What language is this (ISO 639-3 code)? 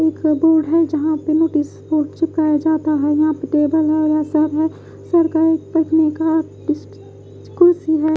hin